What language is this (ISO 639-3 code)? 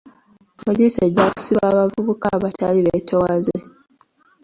lug